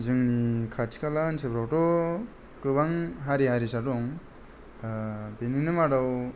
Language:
Bodo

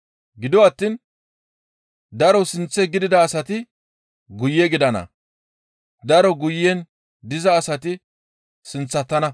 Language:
Gamo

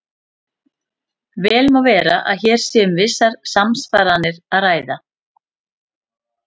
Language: Icelandic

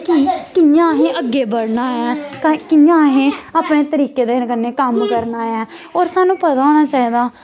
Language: Dogri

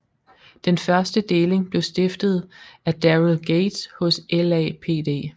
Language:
Danish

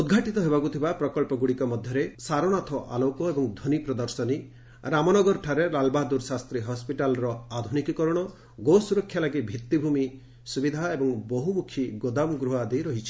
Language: Odia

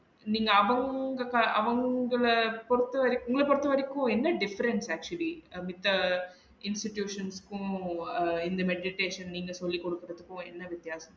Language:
Tamil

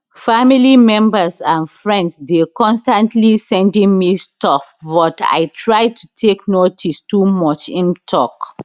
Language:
Nigerian Pidgin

